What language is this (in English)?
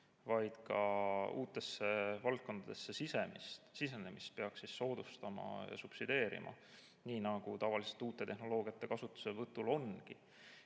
Estonian